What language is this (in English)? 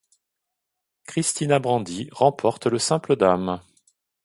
French